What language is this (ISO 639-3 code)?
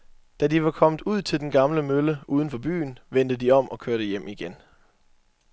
dan